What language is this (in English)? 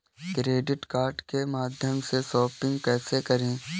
Hindi